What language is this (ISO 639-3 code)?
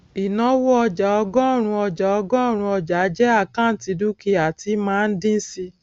yor